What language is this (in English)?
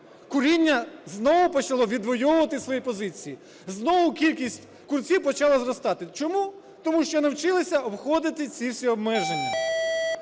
Ukrainian